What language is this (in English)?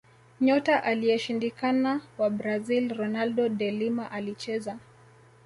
Swahili